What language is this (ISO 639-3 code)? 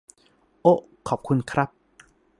tha